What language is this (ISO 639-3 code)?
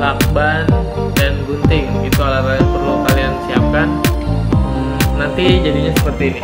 ind